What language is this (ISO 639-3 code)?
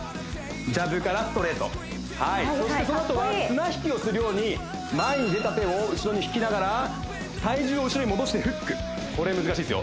jpn